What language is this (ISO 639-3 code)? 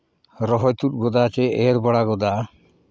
sat